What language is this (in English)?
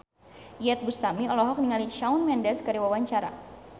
Sundanese